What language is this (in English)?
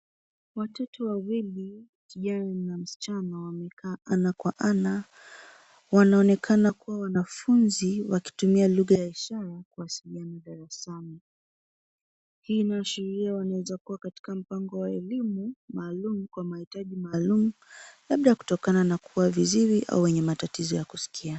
Swahili